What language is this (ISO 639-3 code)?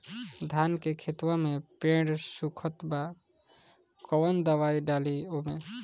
bho